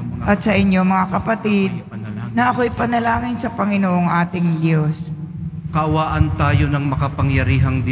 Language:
Filipino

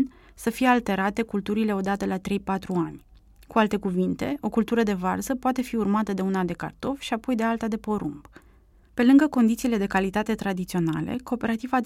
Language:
Romanian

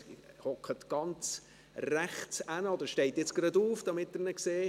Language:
Swiss German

